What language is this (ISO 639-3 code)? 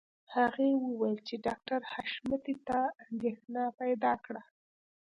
pus